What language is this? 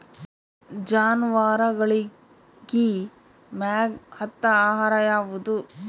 Kannada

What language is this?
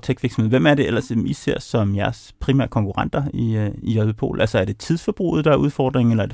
Danish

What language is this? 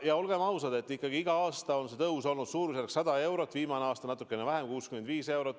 Estonian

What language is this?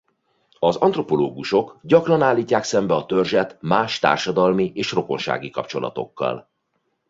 Hungarian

